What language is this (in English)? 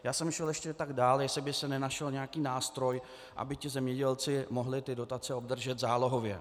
Czech